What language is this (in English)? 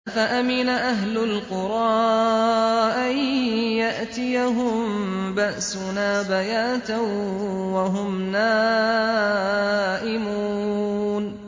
Arabic